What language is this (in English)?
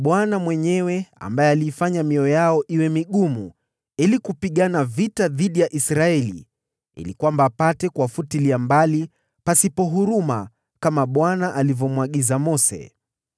Swahili